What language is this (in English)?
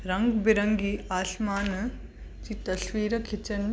Sindhi